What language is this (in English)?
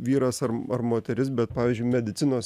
Lithuanian